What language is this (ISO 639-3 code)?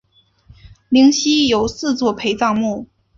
zho